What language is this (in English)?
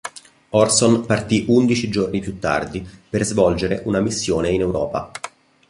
Italian